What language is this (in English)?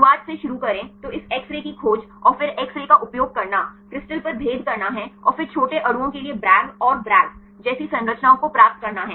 Hindi